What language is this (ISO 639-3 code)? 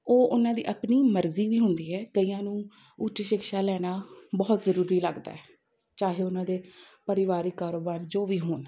pan